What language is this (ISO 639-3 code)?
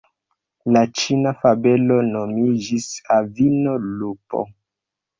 epo